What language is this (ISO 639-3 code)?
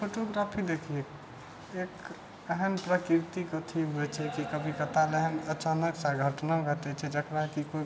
mai